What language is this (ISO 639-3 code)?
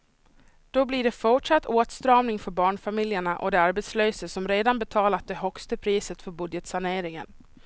swe